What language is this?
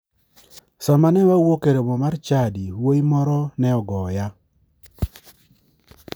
Luo (Kenya and Tanzania)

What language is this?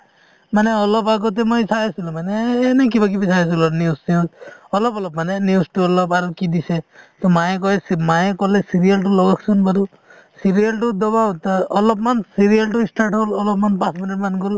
Assamese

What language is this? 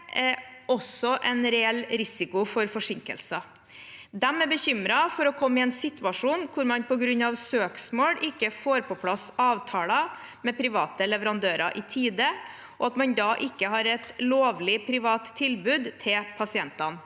Norwegian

